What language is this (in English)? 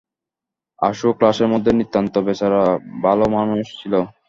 Bangla